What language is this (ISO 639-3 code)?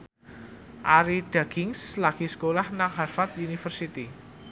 jav